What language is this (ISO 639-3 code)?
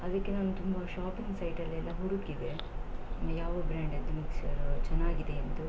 kan